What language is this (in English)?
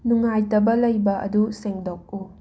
Manipuri